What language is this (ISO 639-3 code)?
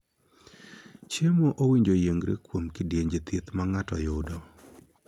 luo